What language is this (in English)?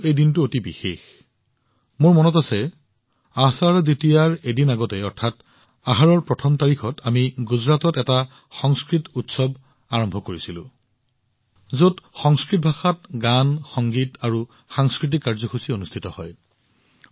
Assamese